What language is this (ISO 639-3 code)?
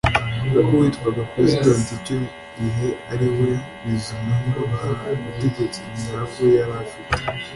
kin